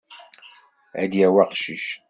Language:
Kabyle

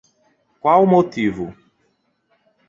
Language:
Portuguese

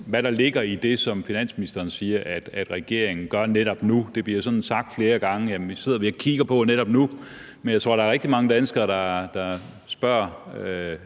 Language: Danish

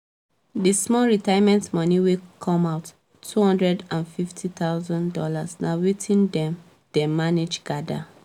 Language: Nigerian Pidgin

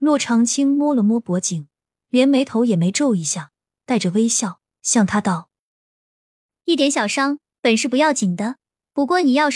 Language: Chinese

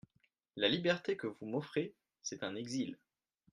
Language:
French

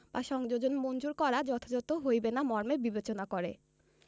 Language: Bangla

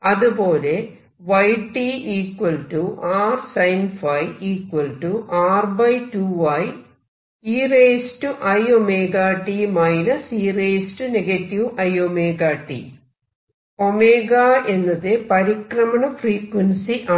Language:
Malayalam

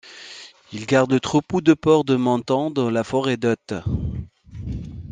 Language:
French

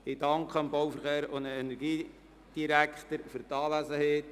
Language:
Swiss German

